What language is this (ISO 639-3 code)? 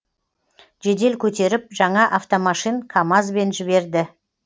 kaz